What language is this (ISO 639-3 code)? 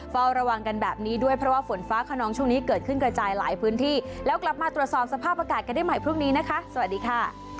tha